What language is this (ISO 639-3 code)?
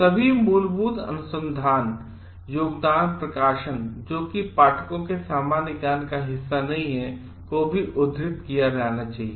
hin